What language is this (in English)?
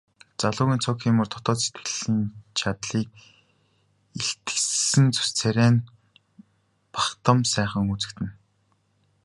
Mongolian